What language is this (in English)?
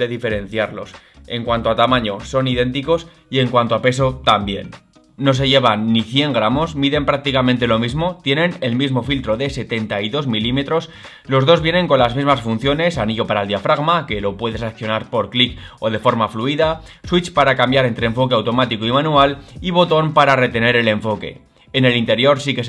Spanish